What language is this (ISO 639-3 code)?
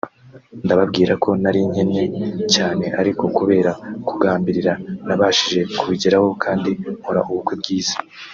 kin